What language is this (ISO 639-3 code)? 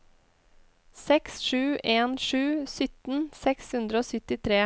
nor